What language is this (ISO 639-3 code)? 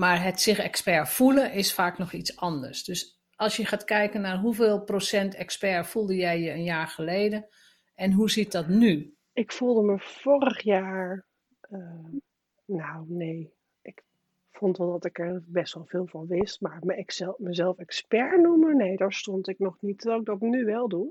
nld